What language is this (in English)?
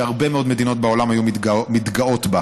Hebrew